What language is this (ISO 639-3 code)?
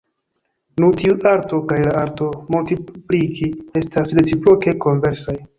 epo